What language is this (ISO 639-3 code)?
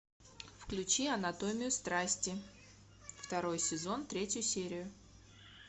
rus